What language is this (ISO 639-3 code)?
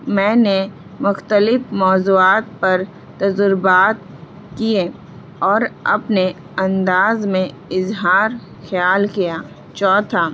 urd